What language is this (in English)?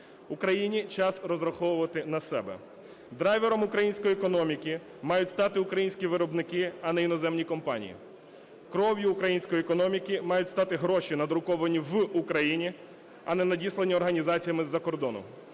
Ukrainian